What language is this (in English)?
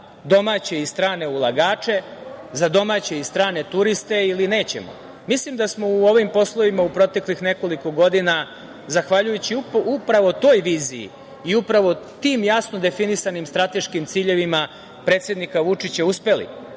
Serbian